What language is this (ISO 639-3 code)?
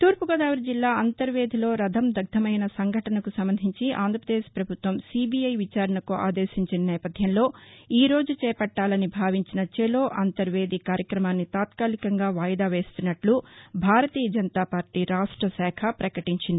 tel